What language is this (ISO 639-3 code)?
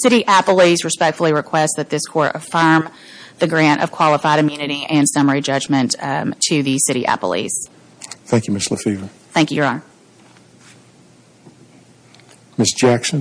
eng